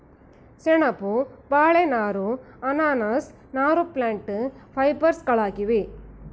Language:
Kannada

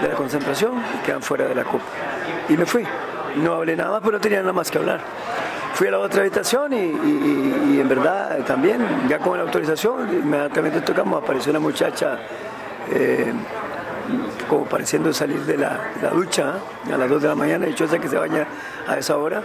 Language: Spanish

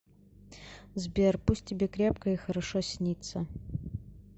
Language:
Russian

